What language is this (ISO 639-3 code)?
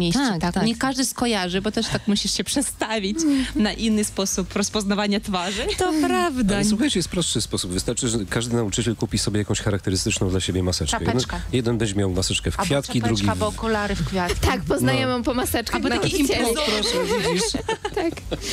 pol